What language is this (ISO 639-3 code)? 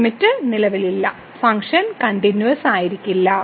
mal